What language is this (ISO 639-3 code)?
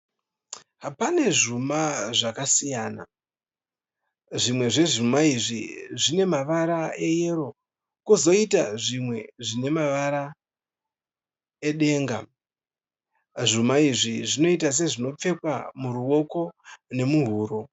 sna